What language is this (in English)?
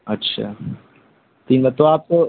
Urdu